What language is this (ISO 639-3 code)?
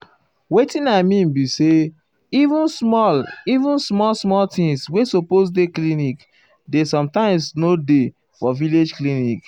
pcm